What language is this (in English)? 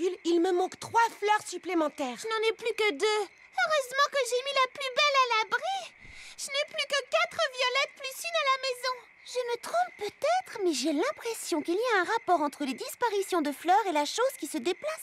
French